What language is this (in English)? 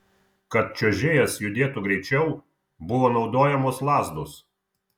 Lithuanian